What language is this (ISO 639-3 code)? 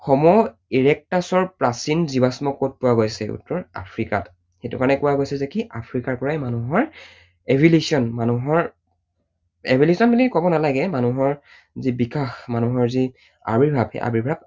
asm